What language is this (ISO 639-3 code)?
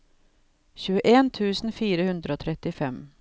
nor